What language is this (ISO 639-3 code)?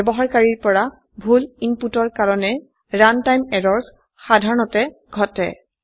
asm